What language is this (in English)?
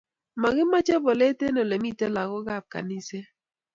Kalenjin